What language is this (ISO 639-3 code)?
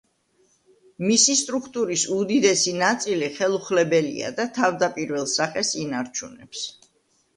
kat